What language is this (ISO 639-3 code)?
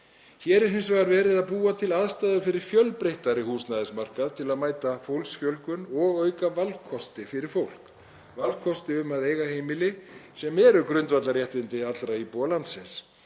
isl